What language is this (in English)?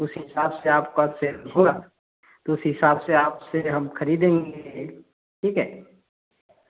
Hindi